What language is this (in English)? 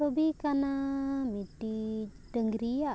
Santali